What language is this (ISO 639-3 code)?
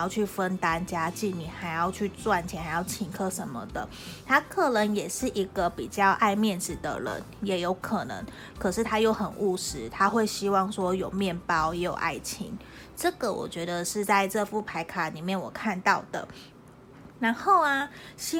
zho